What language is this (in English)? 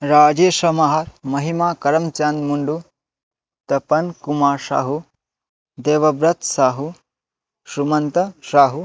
Sanskrit